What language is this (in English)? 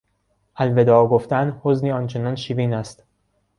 Persian